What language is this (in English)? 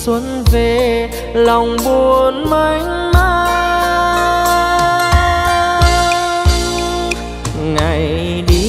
Vietnamese